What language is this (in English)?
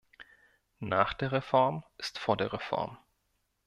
German